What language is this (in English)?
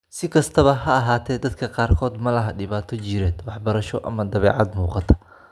Somali